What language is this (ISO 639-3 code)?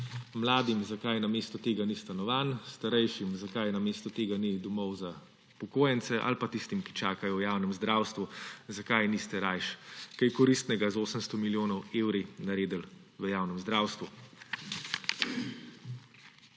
slv